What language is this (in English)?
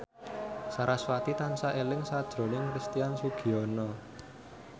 Javanese